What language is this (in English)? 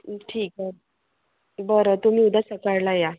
Marathi